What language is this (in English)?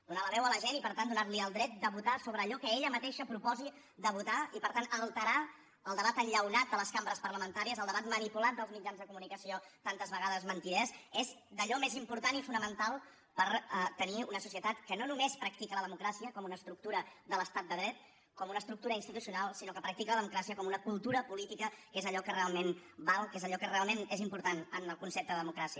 Catalan